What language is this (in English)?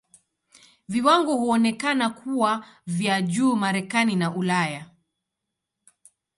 Swahili